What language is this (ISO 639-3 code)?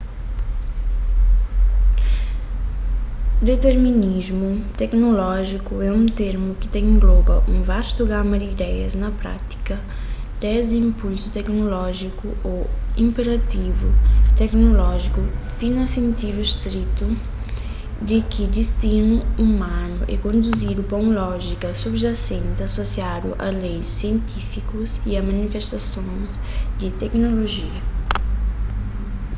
kea